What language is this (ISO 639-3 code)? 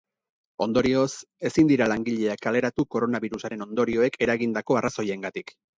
eus